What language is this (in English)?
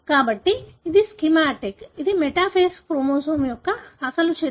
Telugu